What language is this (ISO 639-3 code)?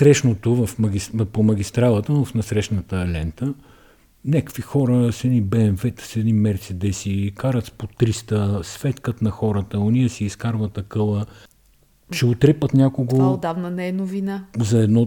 bul